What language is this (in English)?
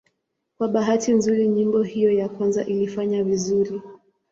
Swahili